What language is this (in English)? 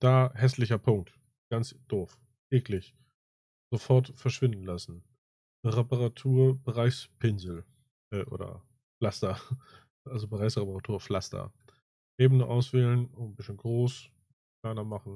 German